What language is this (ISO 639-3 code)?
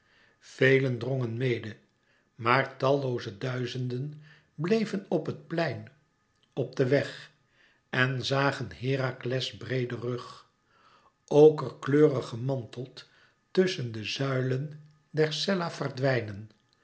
nld